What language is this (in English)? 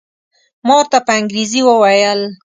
Pashto